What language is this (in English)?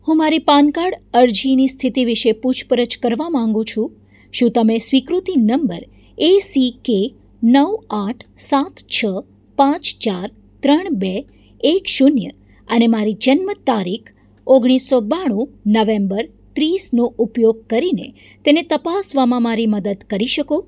Gujarati